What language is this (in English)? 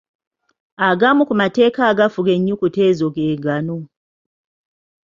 Ganda